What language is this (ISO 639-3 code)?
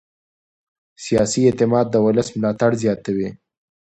pus